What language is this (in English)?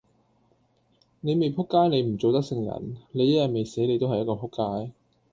Cantonese